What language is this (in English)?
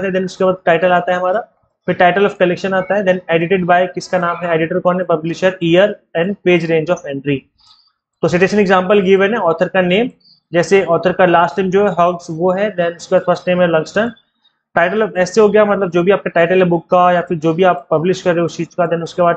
Hindi